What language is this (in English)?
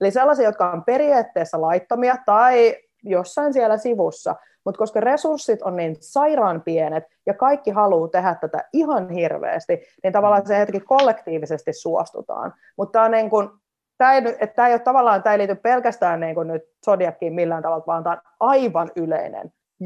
Finnish